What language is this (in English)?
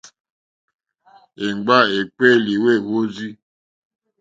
Mokpwe